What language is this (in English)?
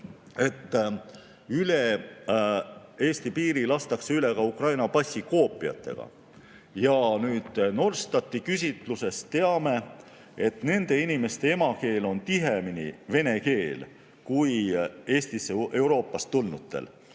Estonian